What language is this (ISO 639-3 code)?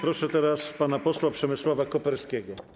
pol